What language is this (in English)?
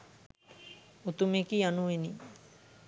Sinhala